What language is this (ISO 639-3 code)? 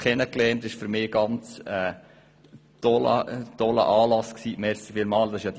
gsw